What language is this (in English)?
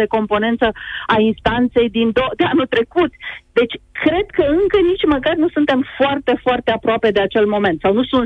Romanian